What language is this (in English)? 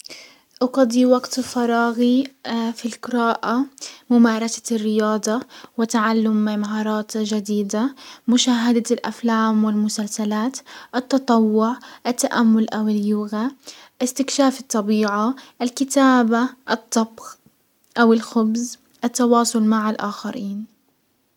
Hijazi Arabic